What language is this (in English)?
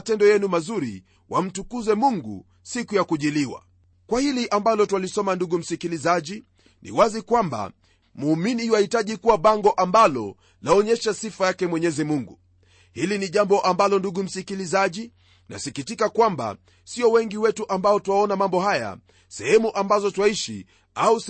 Swahili